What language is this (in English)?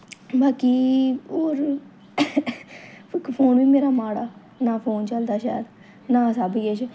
Dogri